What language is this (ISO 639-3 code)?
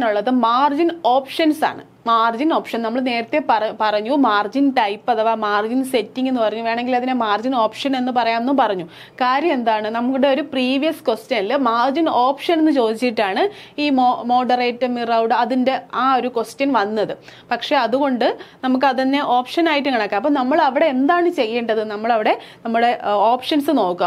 mal